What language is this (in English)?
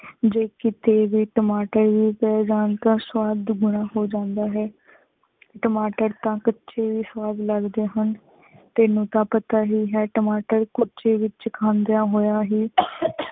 Punjabi